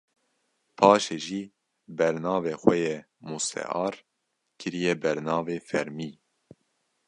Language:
Kurdish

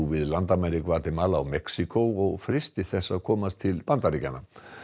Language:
Icelandic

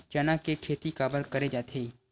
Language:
Chhattisgarhi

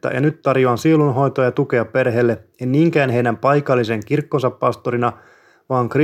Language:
Finnish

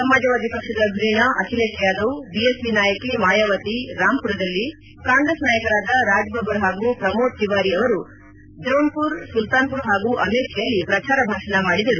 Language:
Kannada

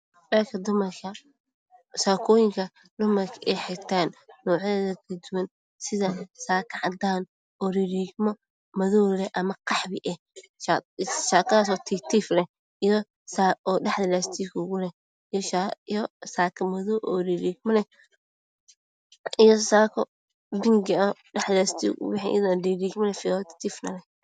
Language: Somali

